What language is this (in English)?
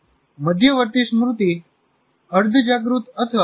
Gujarati